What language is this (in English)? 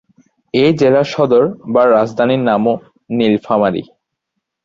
Bangla